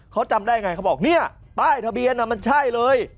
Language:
Thai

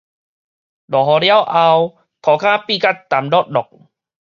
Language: Min Nan Chinese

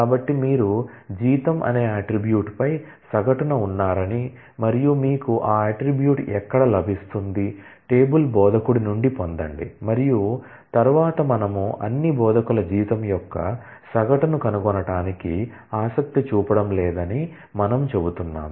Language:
Telugu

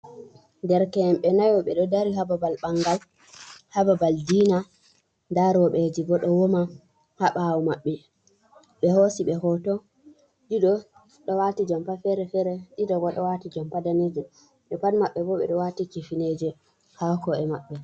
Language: Fula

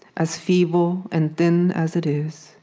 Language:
English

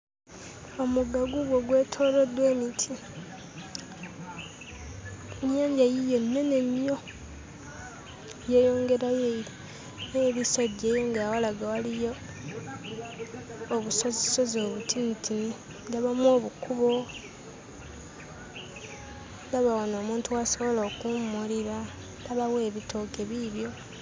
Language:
Ganda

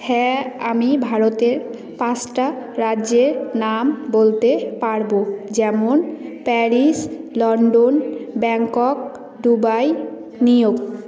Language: Bangla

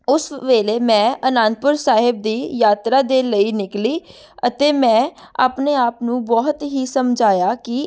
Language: Punjabi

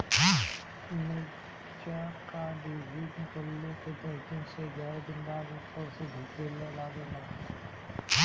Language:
Bhojpuri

